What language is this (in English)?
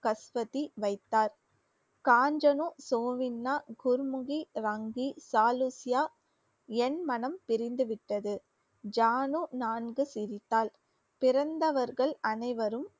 Tamil